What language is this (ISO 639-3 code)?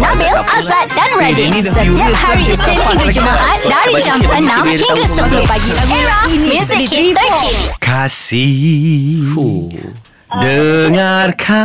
msa